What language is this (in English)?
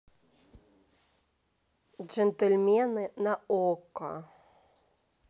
Russian